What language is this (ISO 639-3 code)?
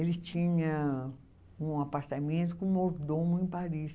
por